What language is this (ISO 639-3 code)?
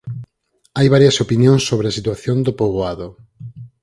glg